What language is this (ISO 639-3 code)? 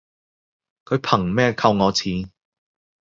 yue